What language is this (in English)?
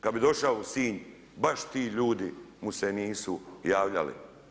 Croatian